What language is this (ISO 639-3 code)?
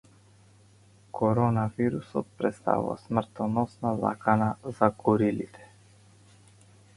mkd